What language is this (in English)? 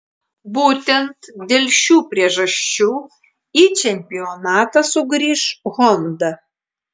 Lithuanian